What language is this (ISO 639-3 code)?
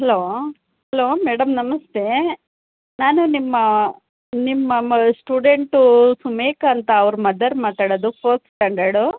kan